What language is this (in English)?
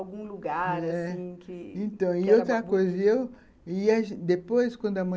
Portuguese